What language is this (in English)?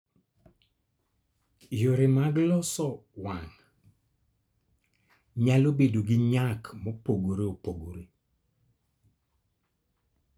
Luo (Kenya and Tanzania)